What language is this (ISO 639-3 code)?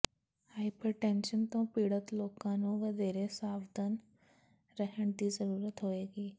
pan